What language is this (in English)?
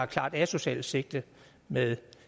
Danish